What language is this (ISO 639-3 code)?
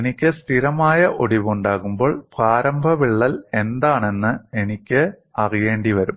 mal